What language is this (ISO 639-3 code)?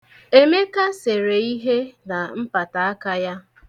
ibo